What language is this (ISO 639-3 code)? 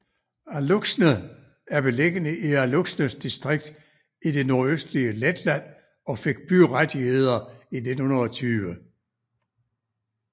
dan